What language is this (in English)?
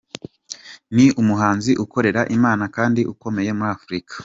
Kinyarwanda